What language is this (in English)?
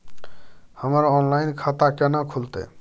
Maithili